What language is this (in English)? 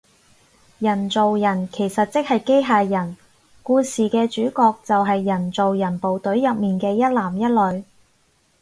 Cantonese